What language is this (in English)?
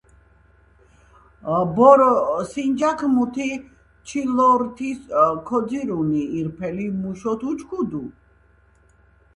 Georgian